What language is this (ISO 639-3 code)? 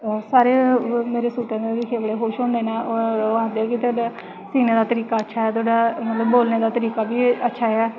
doi